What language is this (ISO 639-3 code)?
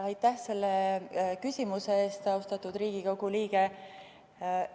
est